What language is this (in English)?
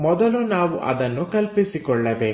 Kannada